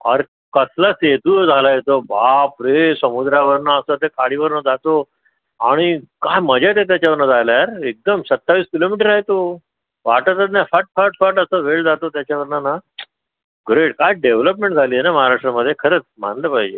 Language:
Marathi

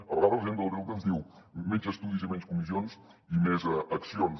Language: Catalan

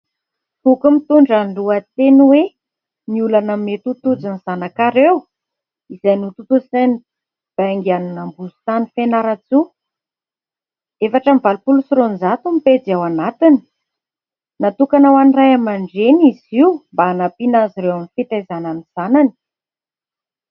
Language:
Malagasy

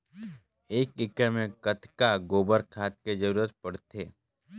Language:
Chhattisgarhi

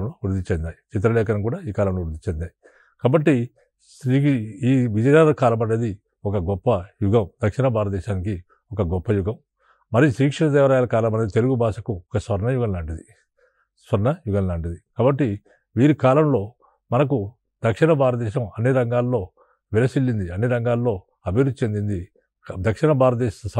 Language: Telugu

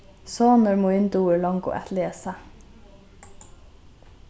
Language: Faroese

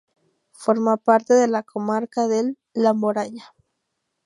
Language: Spanish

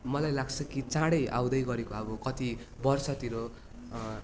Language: Nepali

